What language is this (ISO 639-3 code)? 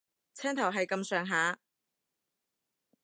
yue